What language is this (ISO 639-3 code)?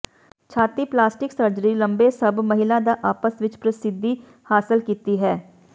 pan